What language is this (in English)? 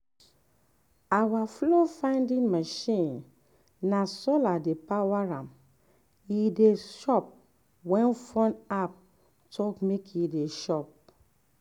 Nigerian Pidgin